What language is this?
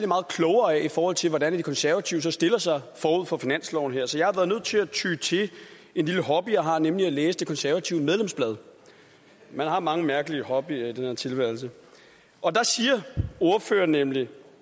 Danish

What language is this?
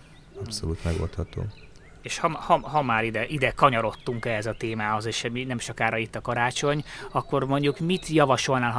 Hungarian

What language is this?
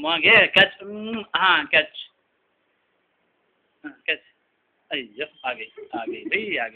Danish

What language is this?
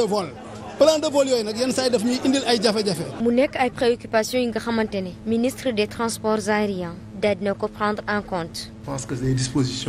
French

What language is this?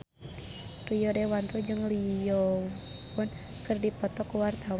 Sundanese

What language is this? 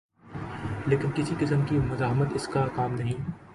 Urdu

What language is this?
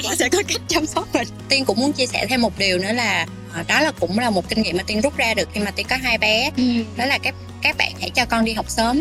Vietnamese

